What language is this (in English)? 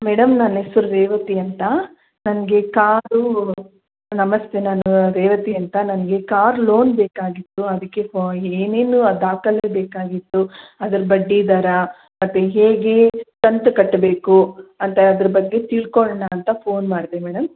Kannada